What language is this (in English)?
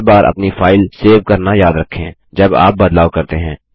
Hindi